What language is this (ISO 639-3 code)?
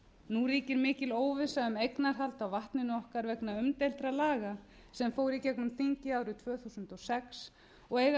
isl